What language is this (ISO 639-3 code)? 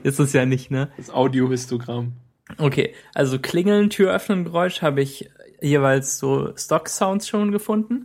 deu